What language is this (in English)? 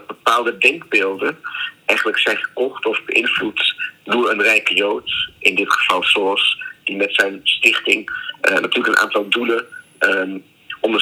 Dutch